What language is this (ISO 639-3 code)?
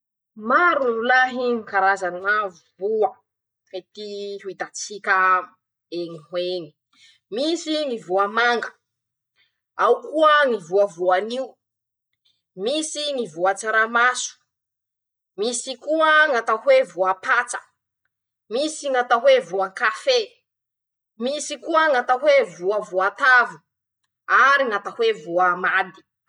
msh